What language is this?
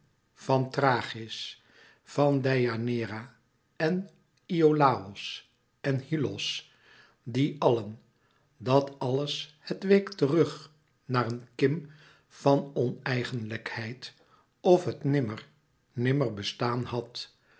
Dutch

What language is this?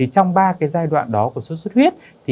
Vietnamese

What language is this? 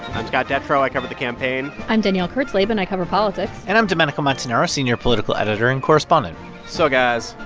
English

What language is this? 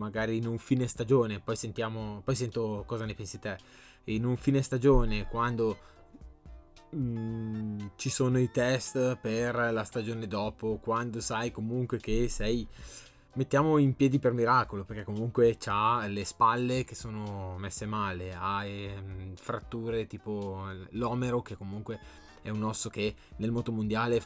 Italian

